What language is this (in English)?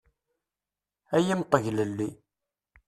Kabyle